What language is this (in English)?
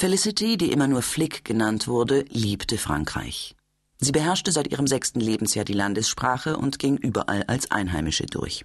German